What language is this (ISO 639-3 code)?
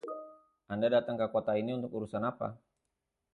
ind